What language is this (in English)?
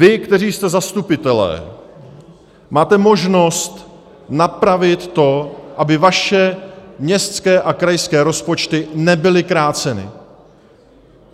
Czech